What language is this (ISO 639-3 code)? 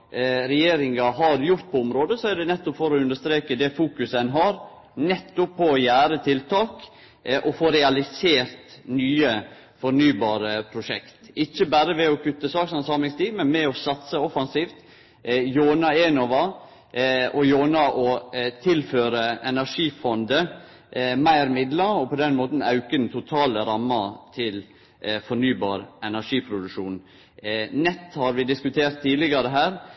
nno